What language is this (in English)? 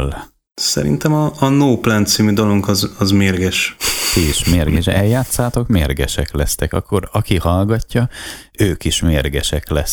Hungarian